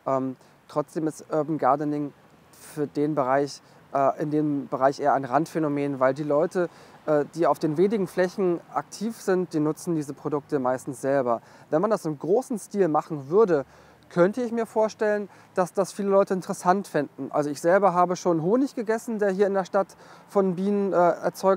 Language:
German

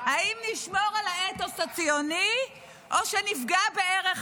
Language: Hebrew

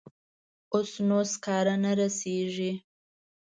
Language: Pashto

